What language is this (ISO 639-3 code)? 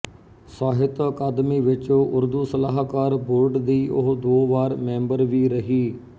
pan